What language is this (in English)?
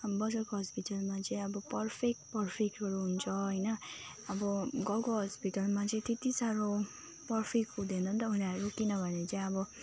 Nepali